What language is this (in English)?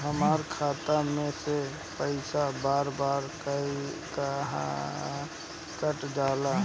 Bhojpuri